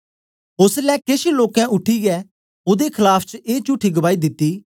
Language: Dogri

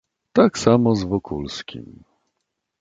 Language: Polish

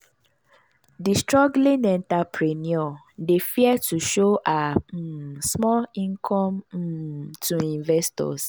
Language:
Nigerian Pidgin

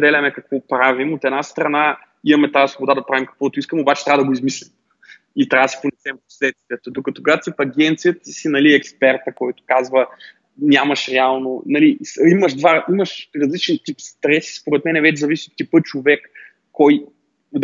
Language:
Bulgarian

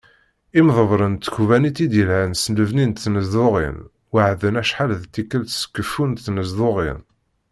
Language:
Kabyle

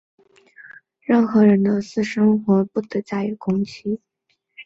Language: Chinese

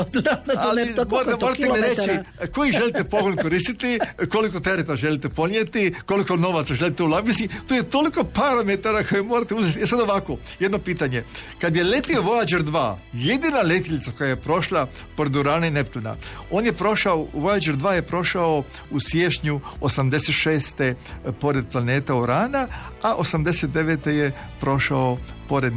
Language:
Croatian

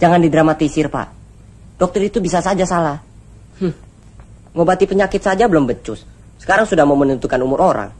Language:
Indonesian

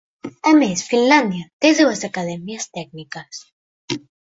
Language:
Catalan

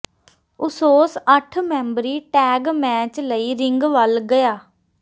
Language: Punjabi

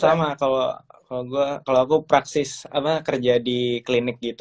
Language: Indonesian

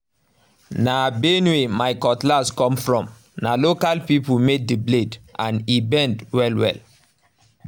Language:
Nigerian Pidgin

